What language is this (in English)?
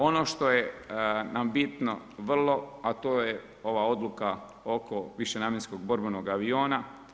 Croatian